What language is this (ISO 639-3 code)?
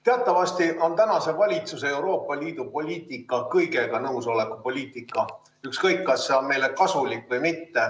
est